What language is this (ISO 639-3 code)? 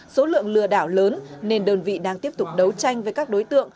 vie